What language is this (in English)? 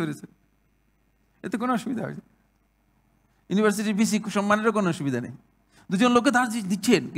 Arabic